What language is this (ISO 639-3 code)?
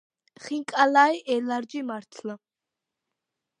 kat